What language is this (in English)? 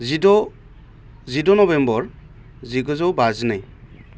Bodo